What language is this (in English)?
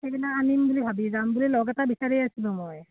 Assamese